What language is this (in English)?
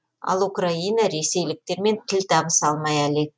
Kazakh